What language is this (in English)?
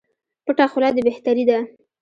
Pashto